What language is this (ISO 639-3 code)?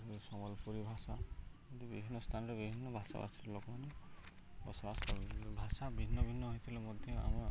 ori